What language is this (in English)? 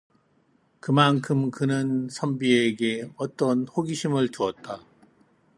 Korean